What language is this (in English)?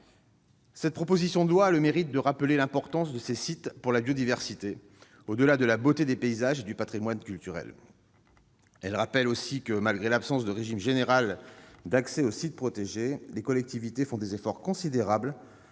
French